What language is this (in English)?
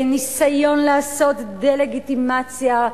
Hebrew